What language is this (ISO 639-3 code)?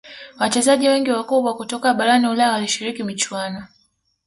swa